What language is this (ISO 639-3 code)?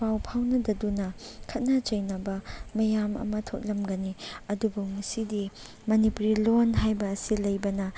mni